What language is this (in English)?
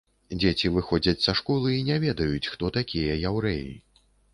Belarusian